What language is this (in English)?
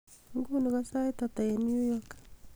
Kalenjin